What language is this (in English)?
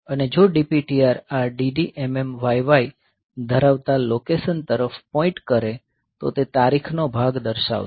Gujarati